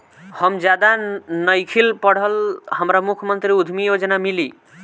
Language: Bhojpuri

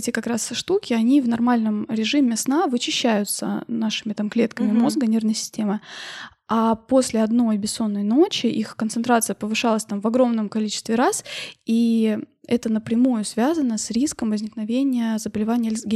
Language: Russian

